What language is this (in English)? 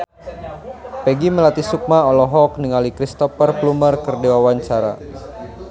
Sundanese